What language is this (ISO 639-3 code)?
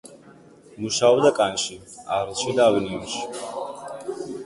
kat